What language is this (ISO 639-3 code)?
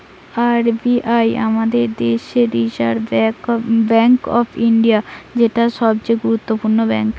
ben